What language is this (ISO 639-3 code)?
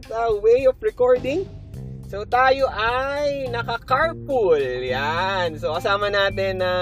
fil